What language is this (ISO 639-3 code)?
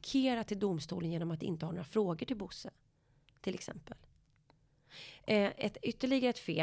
swe